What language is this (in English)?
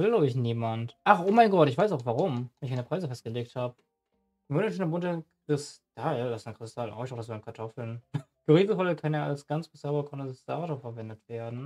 German